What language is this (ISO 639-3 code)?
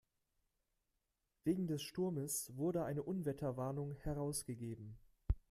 deu